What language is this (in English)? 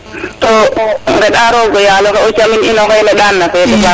Serer